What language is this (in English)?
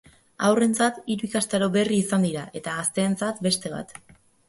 Basque